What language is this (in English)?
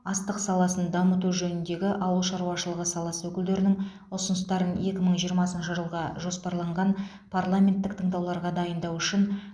Kazakh